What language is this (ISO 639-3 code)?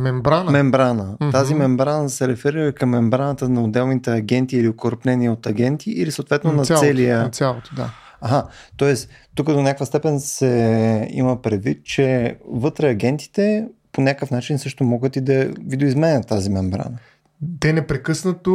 bul